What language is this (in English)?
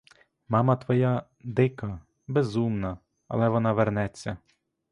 Ukrainian